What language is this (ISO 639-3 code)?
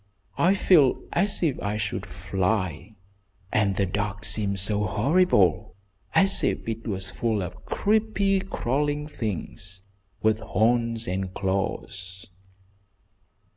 eng